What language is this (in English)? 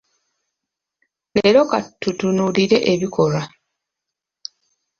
Ganda